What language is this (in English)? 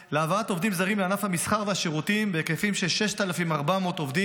Hebrew